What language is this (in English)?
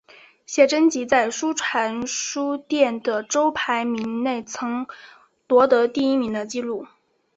Chinese